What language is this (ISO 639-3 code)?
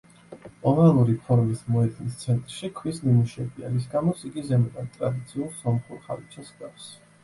kat